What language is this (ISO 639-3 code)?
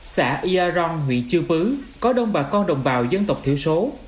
vie